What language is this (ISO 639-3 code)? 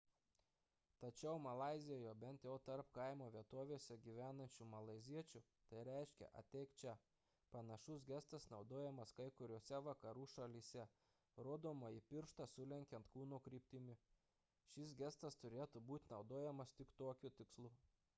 lit